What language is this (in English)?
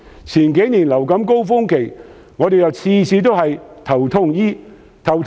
Cantonese